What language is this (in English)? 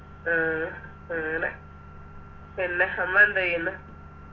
Malayalam